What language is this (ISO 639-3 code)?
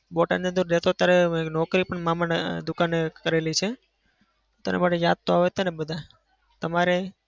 guj